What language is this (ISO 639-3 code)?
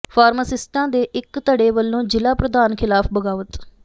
pan